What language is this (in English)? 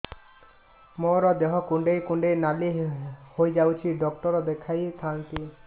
Odia